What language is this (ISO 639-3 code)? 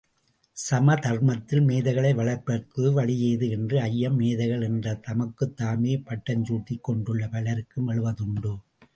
tam